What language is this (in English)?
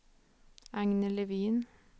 Swedish